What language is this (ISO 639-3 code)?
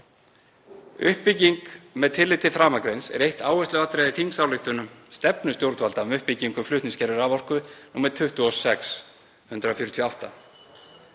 isl